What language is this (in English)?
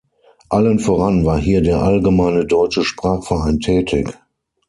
German